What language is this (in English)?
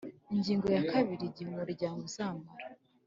Kinyarwanda